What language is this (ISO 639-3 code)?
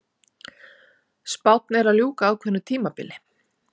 isl